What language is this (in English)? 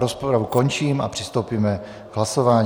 Czech